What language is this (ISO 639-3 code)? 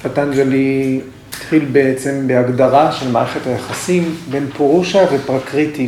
heb